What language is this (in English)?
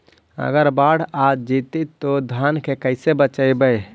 Magahi